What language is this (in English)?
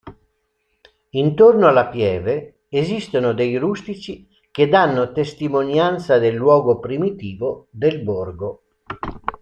Italian